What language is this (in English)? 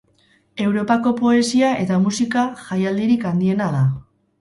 Basque